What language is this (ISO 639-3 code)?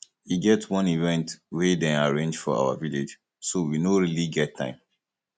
pcm